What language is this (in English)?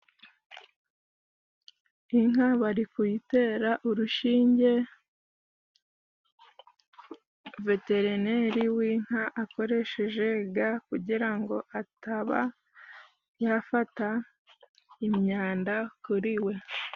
Kinyarwanda